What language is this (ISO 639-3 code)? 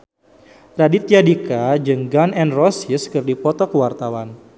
sun